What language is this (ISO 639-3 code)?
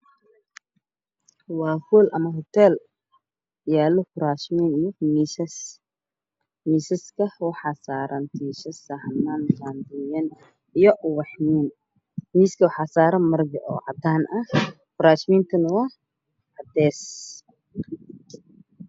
som